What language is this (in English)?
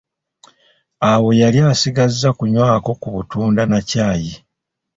Ganda